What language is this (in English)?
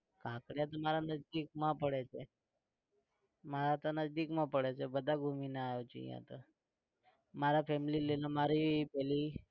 Gujarati